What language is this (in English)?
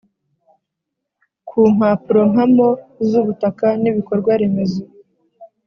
Kinyarwanda